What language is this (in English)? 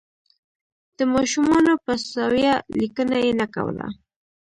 Pashto